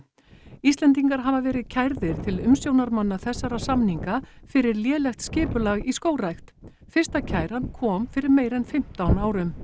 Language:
Icelandic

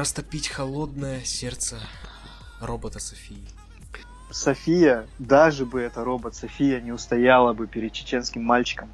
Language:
Russian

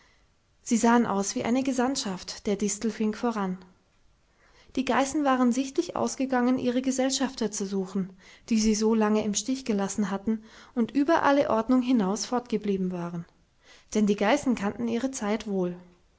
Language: German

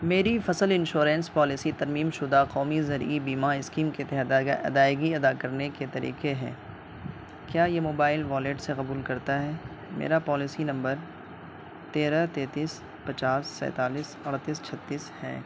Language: Urdu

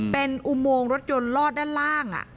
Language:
Thai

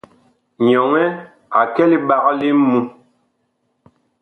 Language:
Bakoko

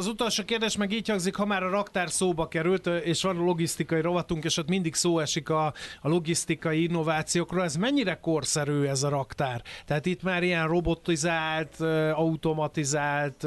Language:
Hungarian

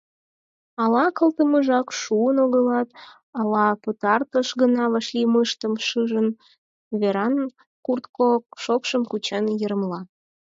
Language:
Mari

